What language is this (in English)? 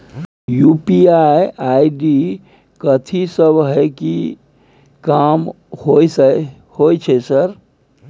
Maithili